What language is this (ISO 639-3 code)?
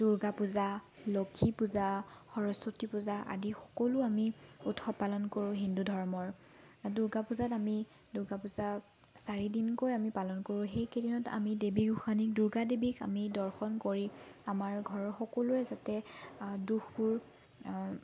asm